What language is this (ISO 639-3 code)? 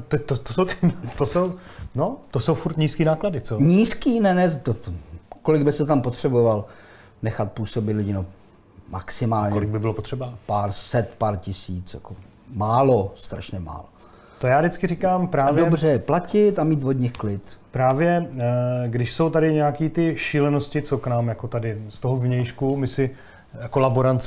ces